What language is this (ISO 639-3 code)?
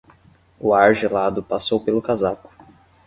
por